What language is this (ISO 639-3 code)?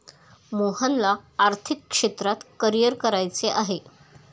mar